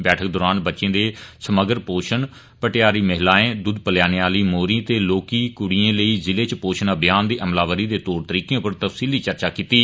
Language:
Dogri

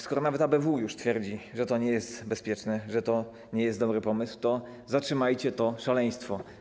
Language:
Polish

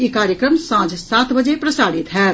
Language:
Maithili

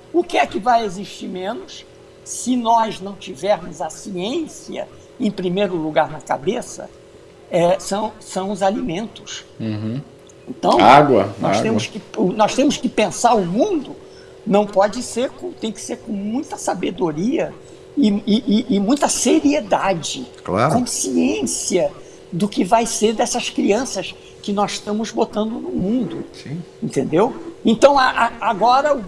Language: Portuguese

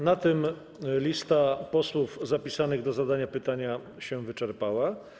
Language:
Polish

